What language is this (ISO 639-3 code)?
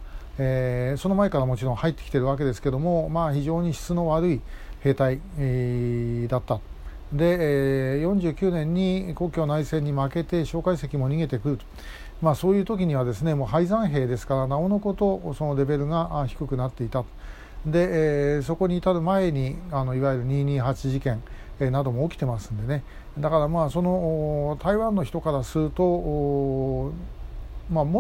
jpn